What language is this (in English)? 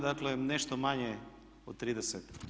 Croatian